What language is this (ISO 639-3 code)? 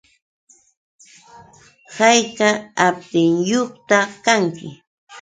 qux